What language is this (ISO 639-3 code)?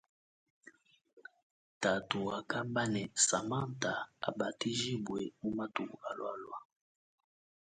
lua